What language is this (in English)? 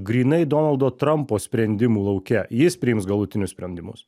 Lithuanian